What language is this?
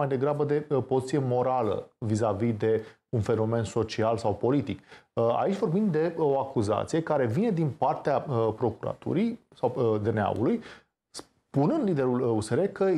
Romanian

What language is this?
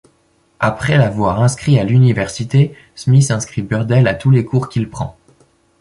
French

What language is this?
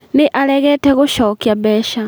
Kikuyu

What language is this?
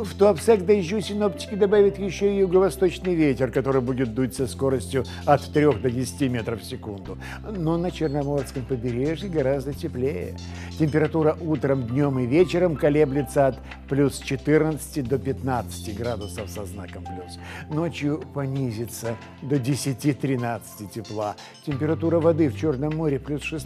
Russian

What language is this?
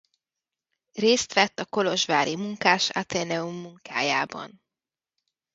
Hungarian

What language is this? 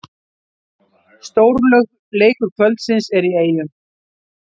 Icelandic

